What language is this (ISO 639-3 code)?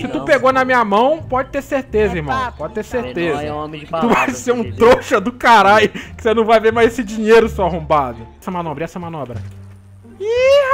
por